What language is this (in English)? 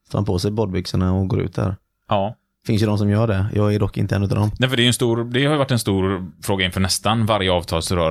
Swedish